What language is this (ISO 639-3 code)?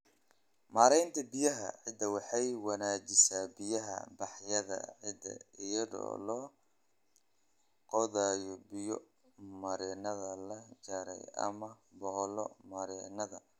som